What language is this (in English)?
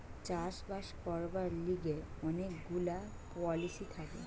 Bangla